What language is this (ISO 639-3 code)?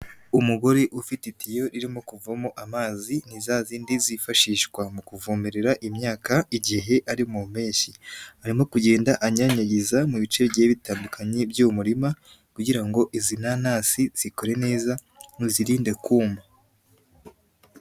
kin